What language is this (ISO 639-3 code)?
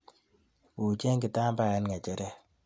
kln